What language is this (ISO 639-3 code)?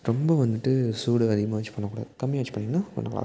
tam